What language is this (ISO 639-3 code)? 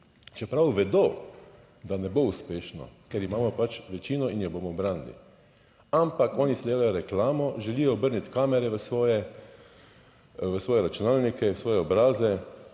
slv